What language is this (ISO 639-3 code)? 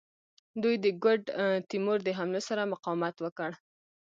pus